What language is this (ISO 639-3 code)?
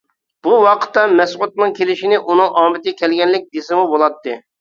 uig